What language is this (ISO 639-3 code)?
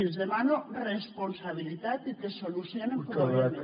cat